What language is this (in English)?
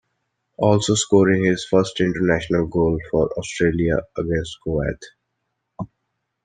English